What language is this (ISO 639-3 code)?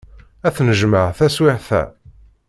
kab